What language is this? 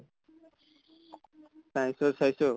Assamese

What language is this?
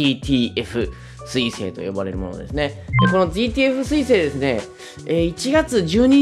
Japanese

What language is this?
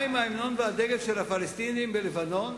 Hebrew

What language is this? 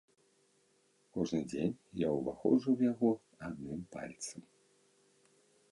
Belarusian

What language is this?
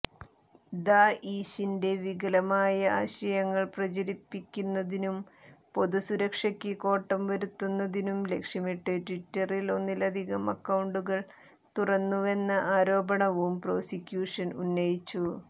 Malayalam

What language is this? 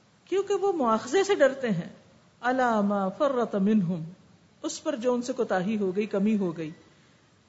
Urdu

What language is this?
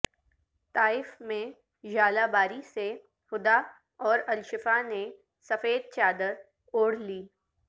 Urdu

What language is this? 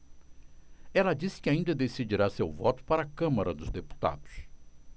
Portuguese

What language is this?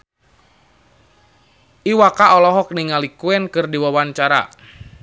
Sundanese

